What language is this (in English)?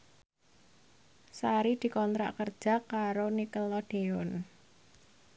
Javanese